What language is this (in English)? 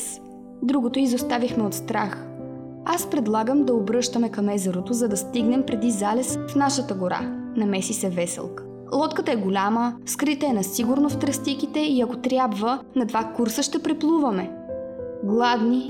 Bulgarian